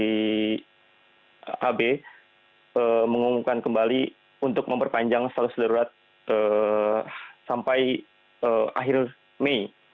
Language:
Indonesian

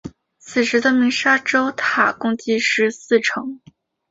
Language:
Chinese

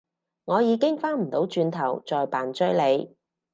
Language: Cantonese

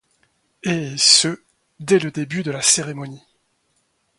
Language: French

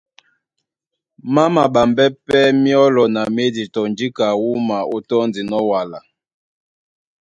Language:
Duala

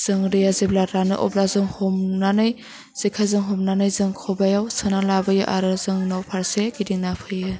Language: Bodo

